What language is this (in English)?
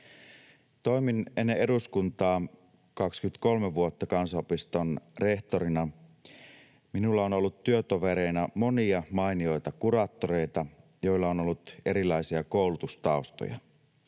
Finnish